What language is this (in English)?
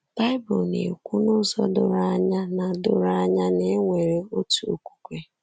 Igbo